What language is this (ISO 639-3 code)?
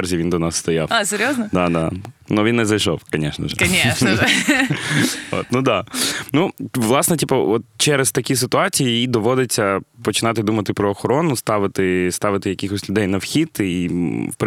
ukr